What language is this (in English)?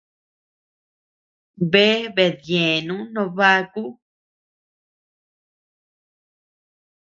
Tepeuxila Cuicatec